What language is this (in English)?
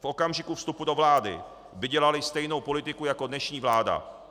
Czech